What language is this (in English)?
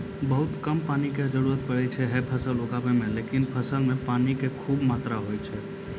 Maithili